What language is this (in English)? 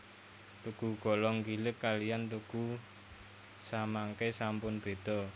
Javanese